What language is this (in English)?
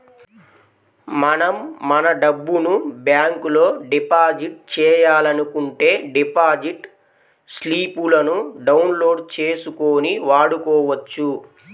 Telugu